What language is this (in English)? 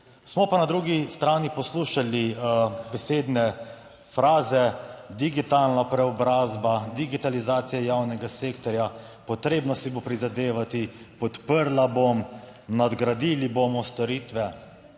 Slovenian